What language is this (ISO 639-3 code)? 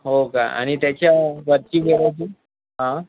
mar